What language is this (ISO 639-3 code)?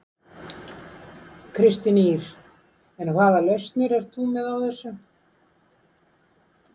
isl